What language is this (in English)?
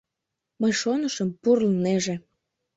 Mari